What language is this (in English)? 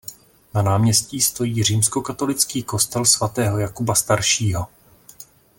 Czech